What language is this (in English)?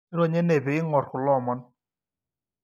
Masai